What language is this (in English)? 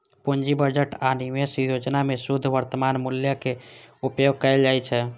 Maithili